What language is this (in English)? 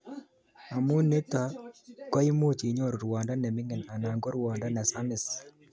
Kalenjin